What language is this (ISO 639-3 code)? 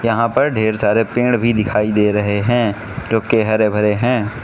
hin